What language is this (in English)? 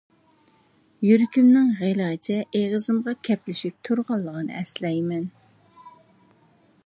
Uyghur